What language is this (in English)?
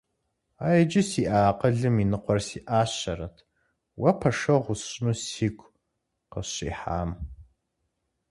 Kabardian